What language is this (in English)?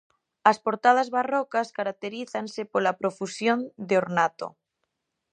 Galician